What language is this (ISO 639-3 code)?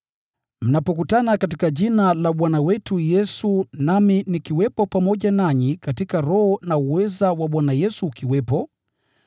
swa